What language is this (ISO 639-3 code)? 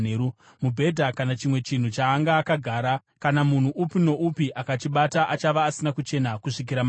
sna